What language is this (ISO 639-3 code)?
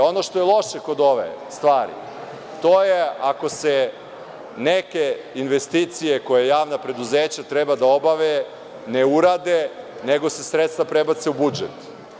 srp